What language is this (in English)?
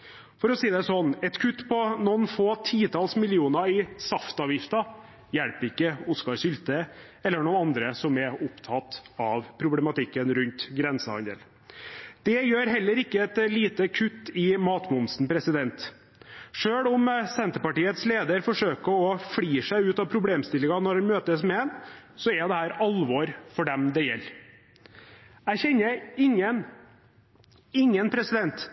Norwegian Bokmål